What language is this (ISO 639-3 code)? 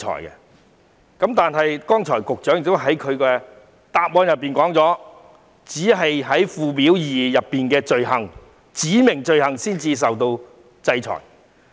yue